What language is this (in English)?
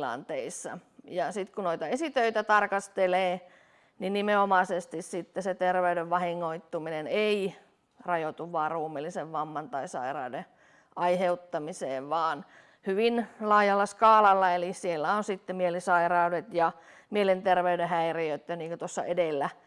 Finnish